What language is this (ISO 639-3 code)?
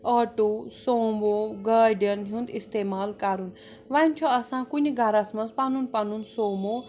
kas